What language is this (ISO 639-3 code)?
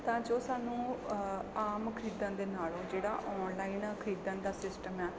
pan